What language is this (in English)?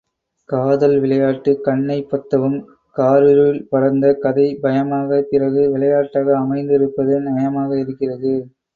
Tamil